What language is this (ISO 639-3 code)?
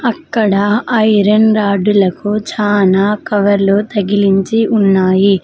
tel